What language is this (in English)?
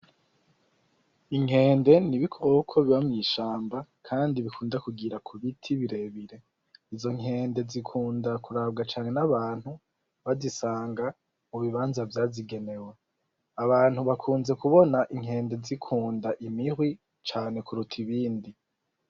Rundi